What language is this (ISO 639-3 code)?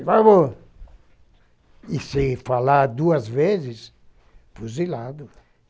por